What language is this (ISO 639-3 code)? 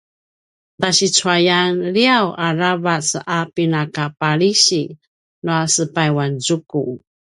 pwn